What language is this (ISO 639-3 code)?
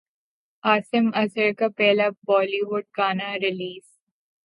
urd